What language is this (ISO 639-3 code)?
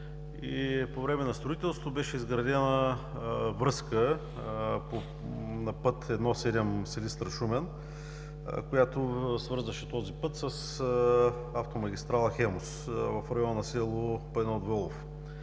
bul